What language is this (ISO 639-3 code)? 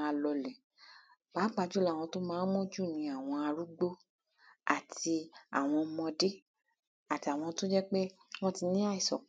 yor